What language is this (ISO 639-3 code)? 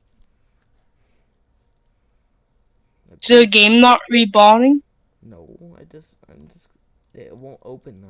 eng